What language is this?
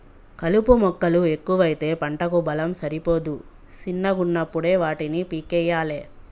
Telugu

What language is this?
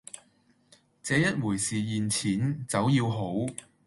Cantonese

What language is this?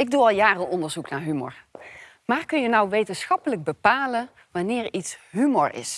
Dutch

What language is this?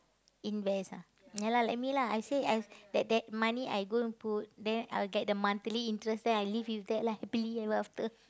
English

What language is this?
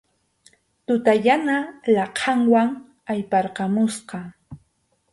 Arequipa-La Unión Quechua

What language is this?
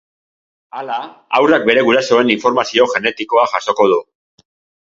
Basque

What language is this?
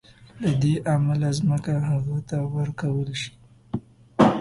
Pashto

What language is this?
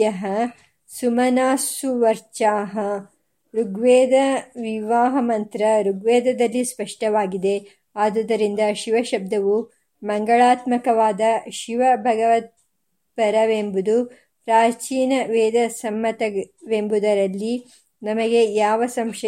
Kannada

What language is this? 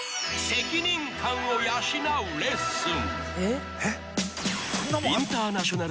Japanese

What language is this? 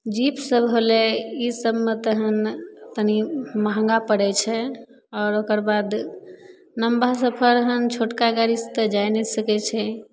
Maithili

